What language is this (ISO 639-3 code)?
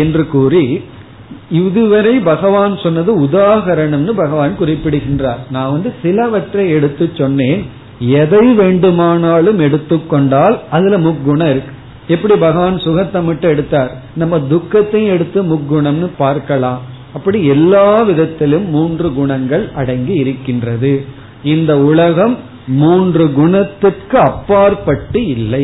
tam